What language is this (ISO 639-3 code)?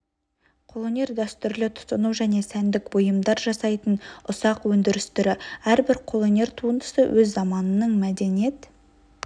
kaz